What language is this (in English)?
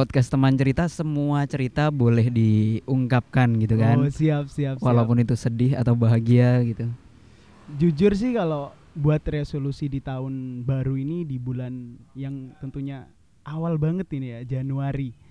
Indonesian